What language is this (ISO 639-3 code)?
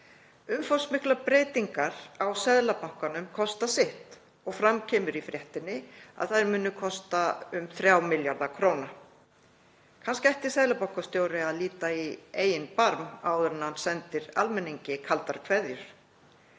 isl